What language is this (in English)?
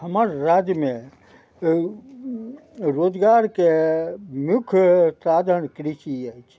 Maithili